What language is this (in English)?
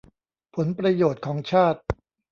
Thai